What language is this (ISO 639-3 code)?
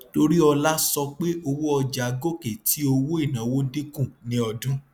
yor